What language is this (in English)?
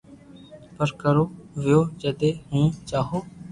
Loarki